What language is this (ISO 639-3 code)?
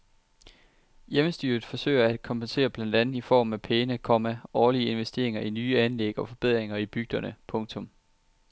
dan